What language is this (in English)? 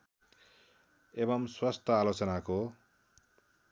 Nepali